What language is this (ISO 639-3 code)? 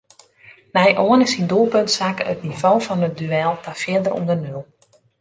fry